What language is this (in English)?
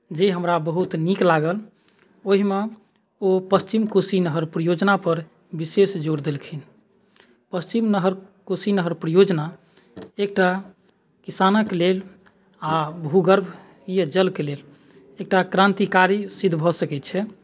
Maithili